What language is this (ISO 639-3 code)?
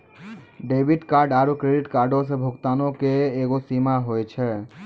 mai